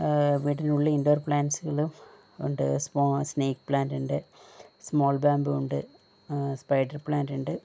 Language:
Malayalam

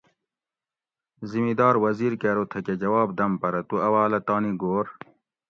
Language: Gawri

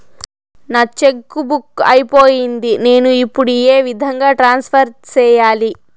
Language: Telugu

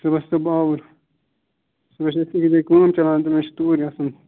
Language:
Kashmiri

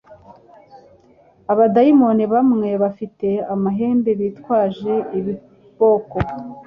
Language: Kinyarwanda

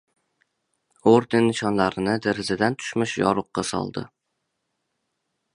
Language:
Uzbek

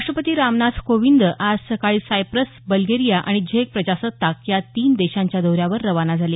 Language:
Marathi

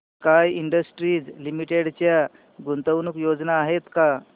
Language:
Marathi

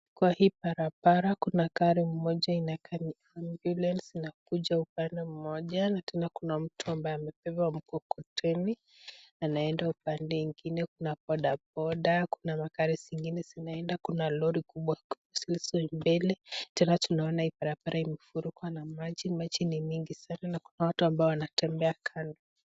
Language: Swahili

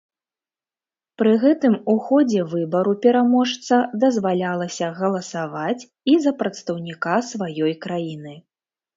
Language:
Belarusian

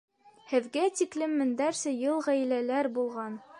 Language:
Bashkir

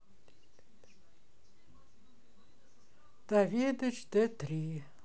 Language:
Russian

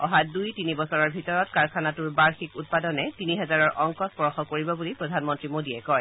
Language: Assamese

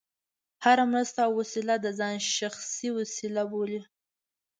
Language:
Pashto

